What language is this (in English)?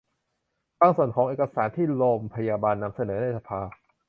Thai